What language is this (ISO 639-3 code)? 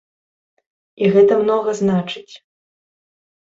bel